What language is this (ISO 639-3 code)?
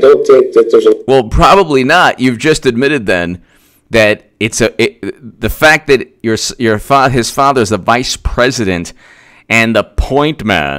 eng